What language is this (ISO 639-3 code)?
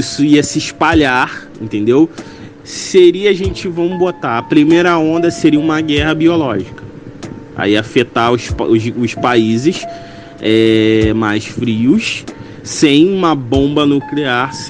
por